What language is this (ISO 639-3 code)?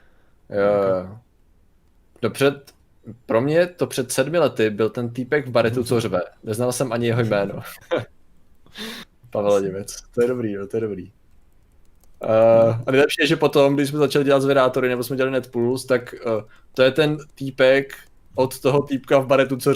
ces